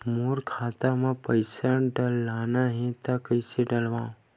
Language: Chhattisgarhi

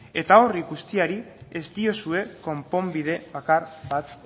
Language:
Basque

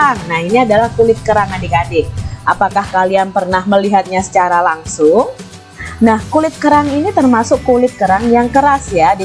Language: Indonesian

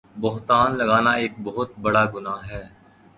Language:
Urdu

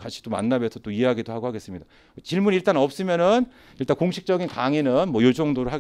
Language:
Korean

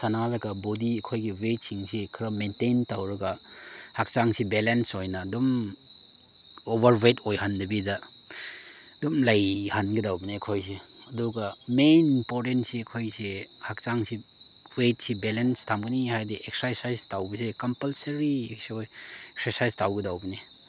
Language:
Manipuri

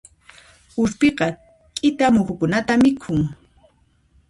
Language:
Puno Quechua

